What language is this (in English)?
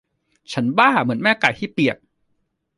Thai